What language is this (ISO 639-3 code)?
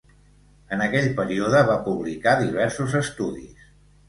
cat